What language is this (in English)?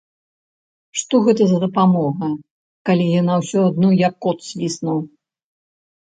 Belarusian